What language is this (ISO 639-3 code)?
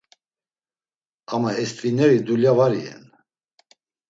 lzz